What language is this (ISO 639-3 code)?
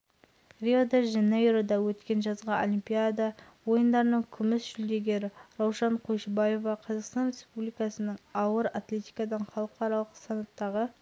kaz